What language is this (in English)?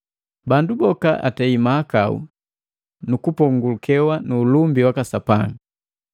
Matengo